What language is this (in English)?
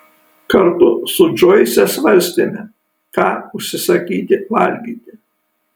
Lithuanian